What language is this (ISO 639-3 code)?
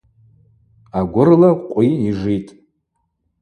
abq